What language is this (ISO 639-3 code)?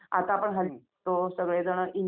mar